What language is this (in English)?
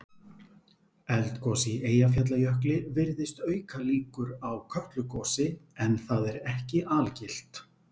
Icelandic